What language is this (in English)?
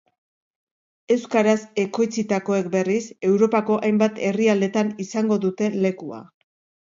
Basque